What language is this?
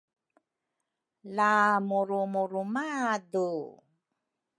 Rukai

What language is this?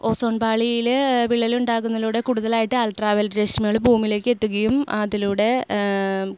Malayalam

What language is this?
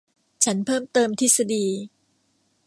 Thai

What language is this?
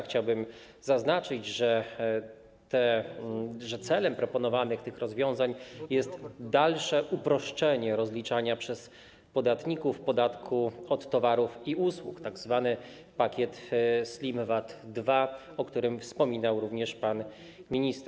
Polish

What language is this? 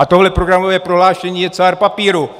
Czech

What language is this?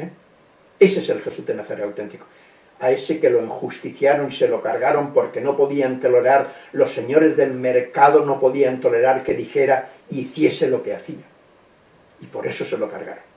Spanish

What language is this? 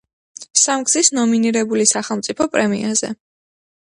Georgian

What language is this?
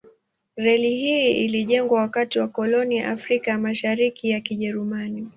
Swahili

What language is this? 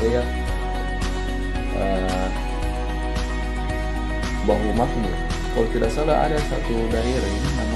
Indonesian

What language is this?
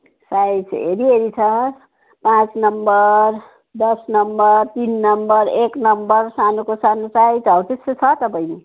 Nepali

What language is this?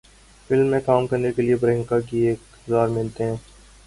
Urdu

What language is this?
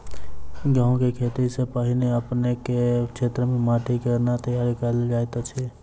Maithili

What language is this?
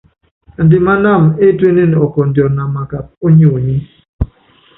Yangben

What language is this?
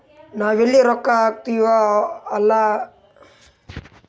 Kannada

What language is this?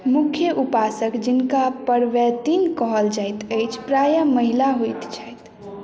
Maithili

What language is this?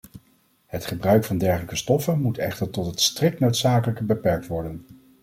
Dutch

